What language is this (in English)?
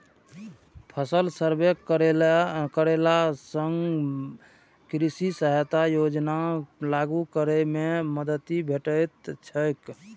Maithili